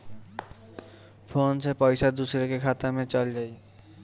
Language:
Bhojpuri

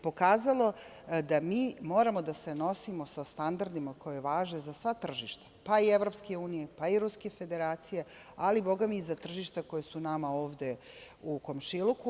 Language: Serbian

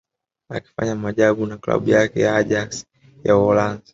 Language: Swahili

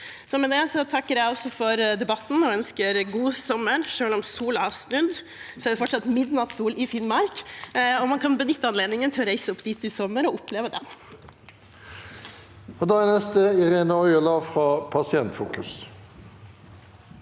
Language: Norwegian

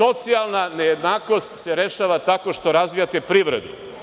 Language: Serbian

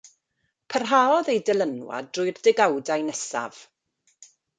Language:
Welsh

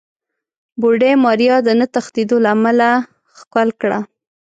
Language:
Pashto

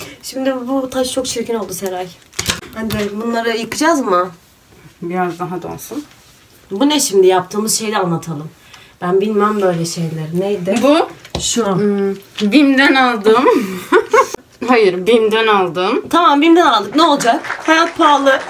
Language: Turkish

